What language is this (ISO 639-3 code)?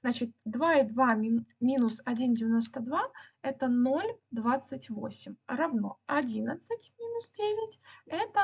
rus